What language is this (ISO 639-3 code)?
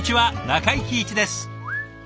jpn